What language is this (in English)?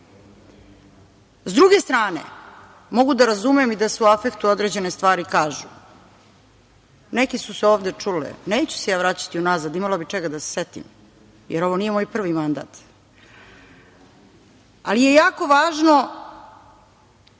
Serbian